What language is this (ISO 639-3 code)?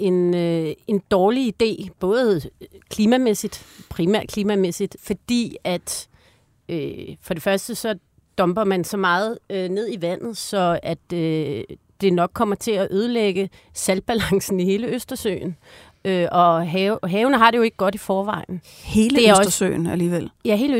dan